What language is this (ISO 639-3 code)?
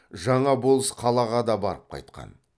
kaz